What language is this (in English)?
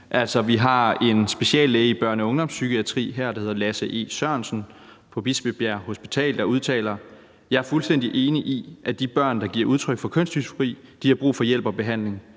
Danish